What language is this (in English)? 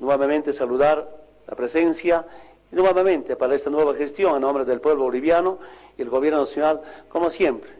Spanish